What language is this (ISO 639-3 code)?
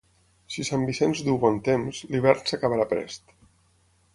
cat